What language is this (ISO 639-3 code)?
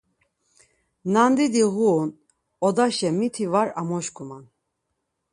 lzz